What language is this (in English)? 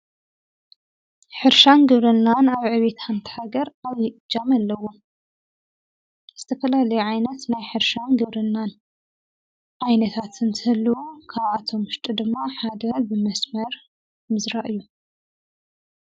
Tigrinya